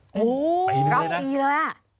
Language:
Thai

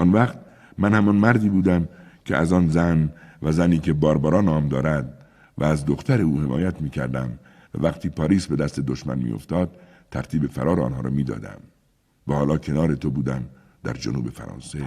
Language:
Persian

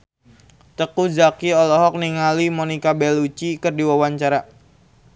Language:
Sundanese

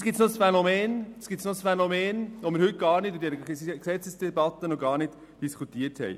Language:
Swiss German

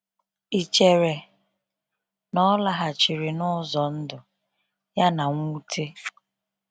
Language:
Igbo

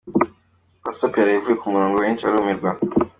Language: Kinyarwanda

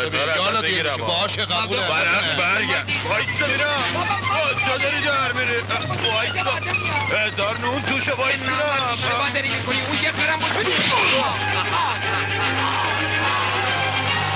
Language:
Persian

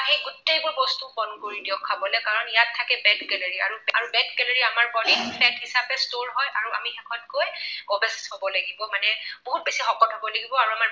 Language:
Assamese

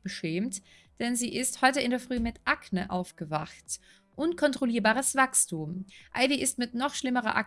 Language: German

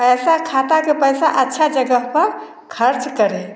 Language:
Hindi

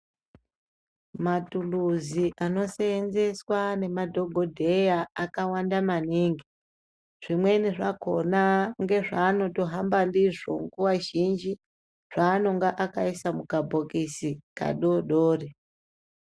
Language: Ndau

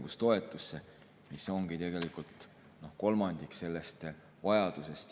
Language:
Estonian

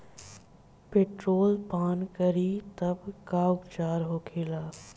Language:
Bhojpuri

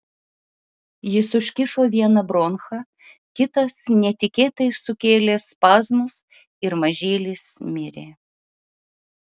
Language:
Lithuanian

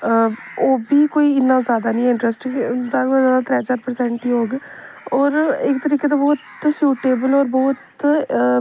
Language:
Dogri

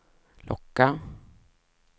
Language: Swedish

